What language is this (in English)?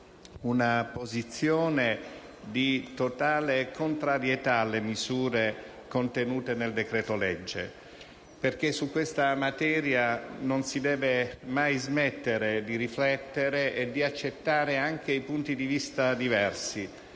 Italian